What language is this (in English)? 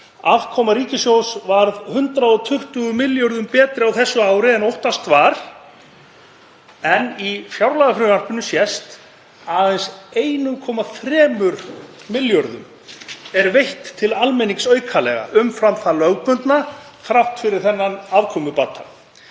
Icelandic